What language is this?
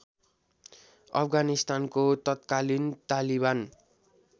Nepali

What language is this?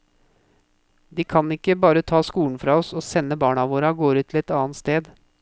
Norwegian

